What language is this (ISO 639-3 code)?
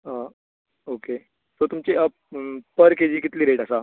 kok